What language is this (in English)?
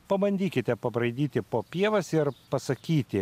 Lithuanian